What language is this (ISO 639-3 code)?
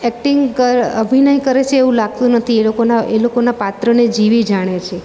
guj